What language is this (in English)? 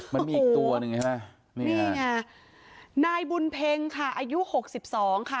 Thai